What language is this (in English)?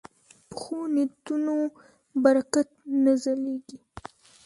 Pashto